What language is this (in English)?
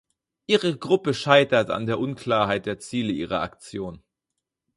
German